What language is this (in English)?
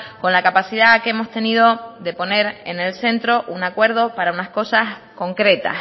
Spanish